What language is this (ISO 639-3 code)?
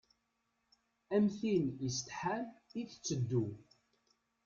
kab